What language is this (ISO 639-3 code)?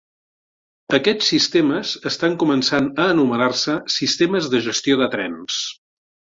cat